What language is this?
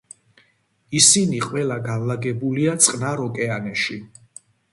Georgian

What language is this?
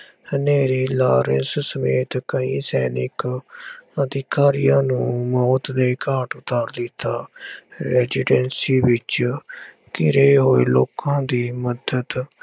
Punjabi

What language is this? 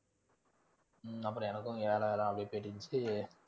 Tamil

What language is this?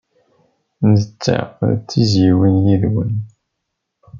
Kabyle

